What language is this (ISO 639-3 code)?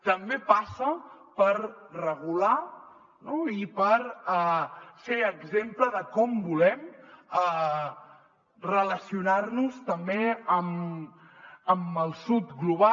cat